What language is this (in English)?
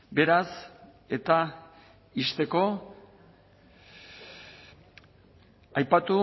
Basque